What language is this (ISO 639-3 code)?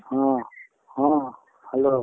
ori